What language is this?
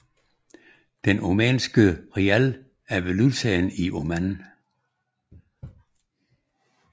Danish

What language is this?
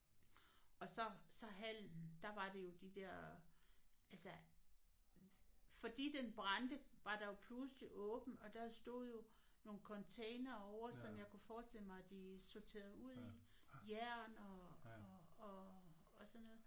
Danish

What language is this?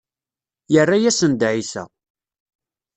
Kabyle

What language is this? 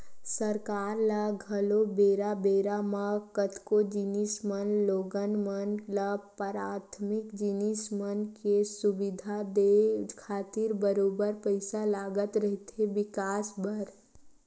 Chhattisgarhi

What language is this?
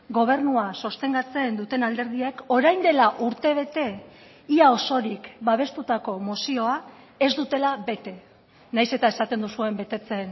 Basque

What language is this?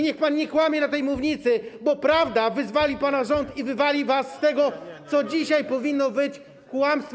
Polish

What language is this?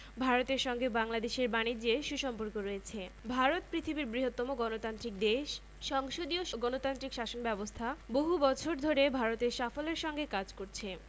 Bangla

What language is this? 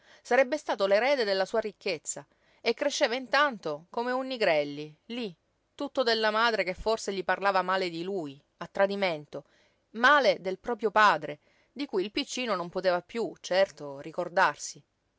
Italian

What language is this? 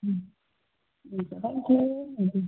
Nepali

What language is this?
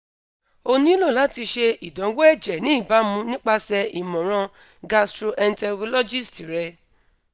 Yoruba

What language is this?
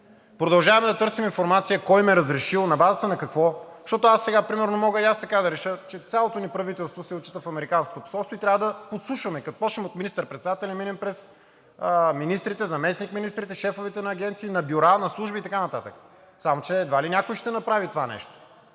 Bulgarian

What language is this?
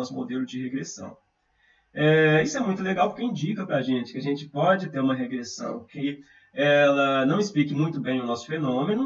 Portuguese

